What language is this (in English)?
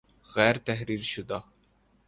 Urdu